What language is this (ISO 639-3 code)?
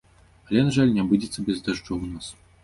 bel